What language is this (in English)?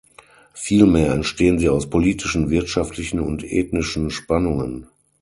German